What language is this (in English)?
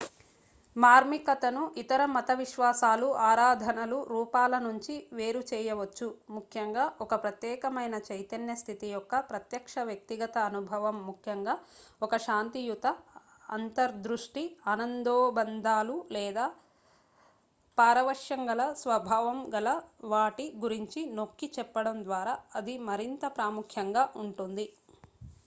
Telugu